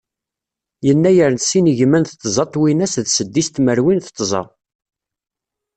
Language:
Kabyle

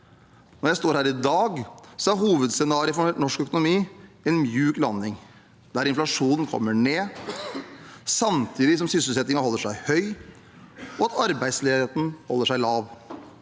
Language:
Norwegian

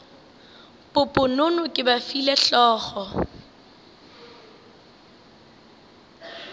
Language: Northern Sotho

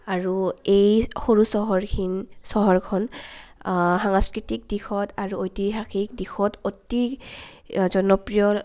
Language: Assamese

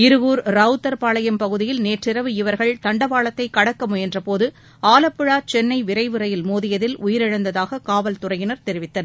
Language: Tamil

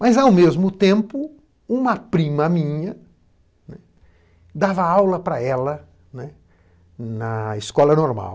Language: Portuguese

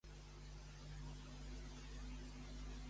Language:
Catalan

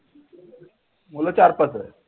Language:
Marathi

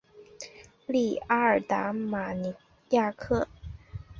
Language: Chinese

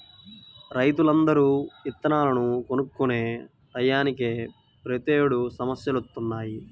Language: Telugu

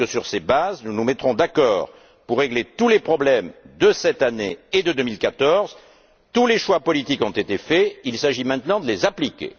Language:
French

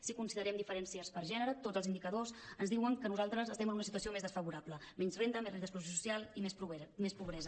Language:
Catalan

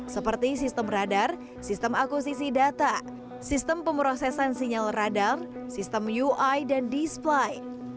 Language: Indonesian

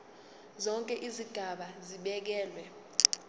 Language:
Zulu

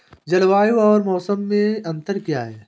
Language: Hindi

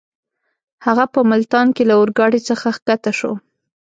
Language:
Pashto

